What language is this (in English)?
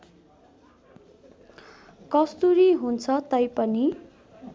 Nepali